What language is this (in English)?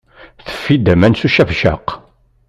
Kabyle